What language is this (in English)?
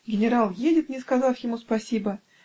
Russian